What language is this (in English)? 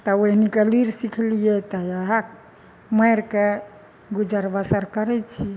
Maithili